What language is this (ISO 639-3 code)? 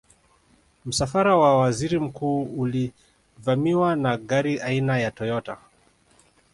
swa